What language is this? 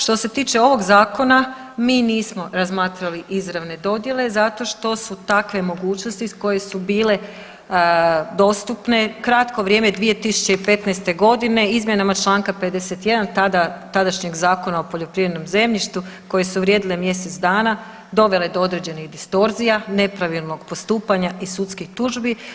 Croatian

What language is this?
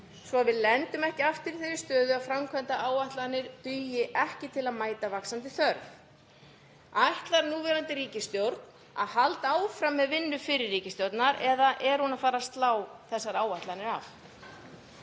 Icelandic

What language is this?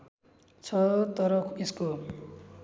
Nepali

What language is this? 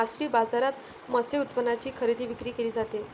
Marathi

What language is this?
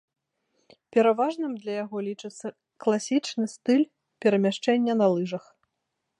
Belarusian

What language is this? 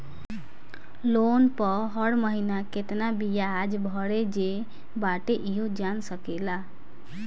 Bhojpuri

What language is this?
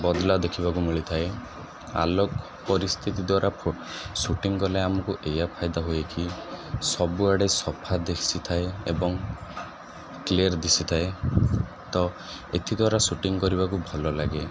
Odia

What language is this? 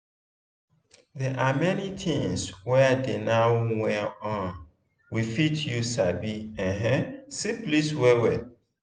Nigerian Pidgin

